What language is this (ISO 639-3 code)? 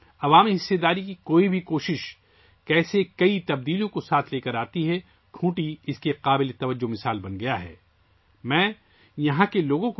urd